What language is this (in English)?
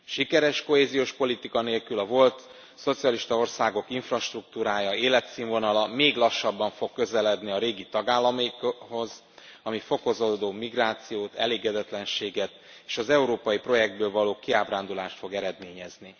Hungarian